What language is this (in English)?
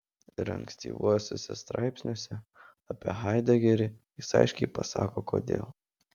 Lithuanian